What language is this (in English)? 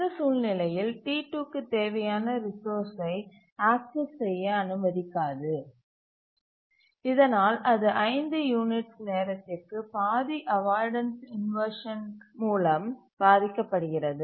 Tamil